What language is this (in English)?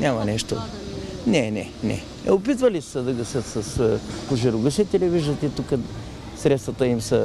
Russian